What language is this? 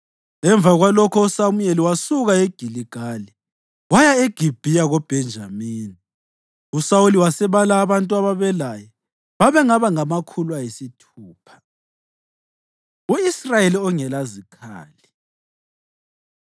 North Ndebele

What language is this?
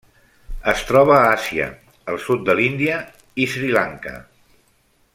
Catalan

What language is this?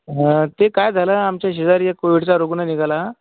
Marathi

